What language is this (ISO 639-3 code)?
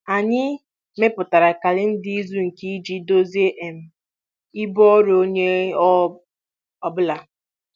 ibo